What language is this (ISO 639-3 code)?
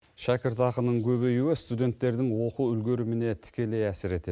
kaz